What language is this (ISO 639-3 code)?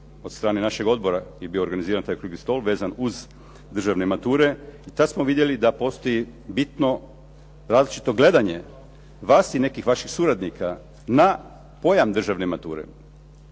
hrv